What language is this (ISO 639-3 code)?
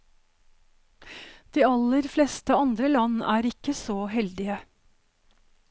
nor